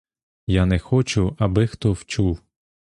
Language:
Ukrainian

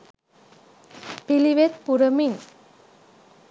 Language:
Sinhala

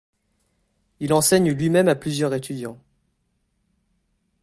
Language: French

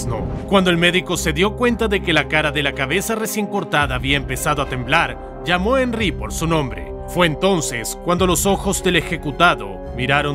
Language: Spanish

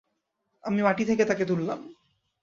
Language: Bangla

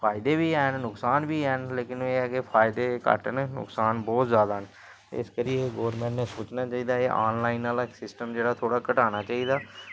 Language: Dogri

